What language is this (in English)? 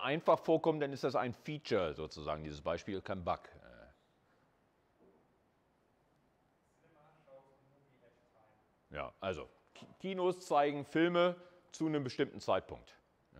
German